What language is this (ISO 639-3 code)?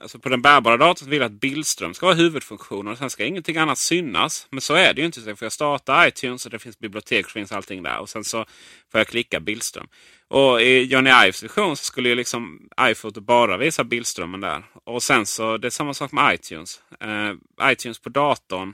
swe